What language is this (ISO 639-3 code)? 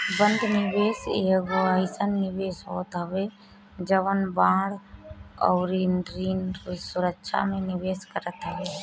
bho